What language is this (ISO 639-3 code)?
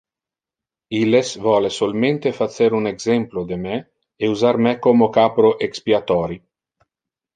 ina